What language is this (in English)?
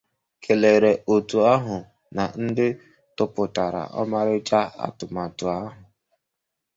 Igbo